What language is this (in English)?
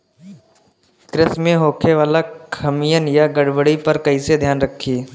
Bhojpuri